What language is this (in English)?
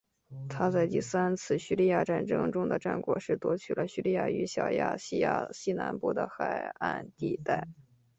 Chinese